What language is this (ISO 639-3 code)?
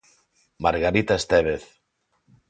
glg